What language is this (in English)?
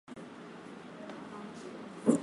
Swahili